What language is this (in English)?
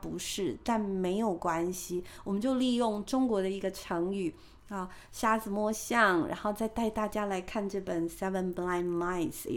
Chinese